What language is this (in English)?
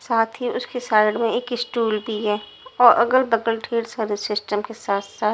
Hindi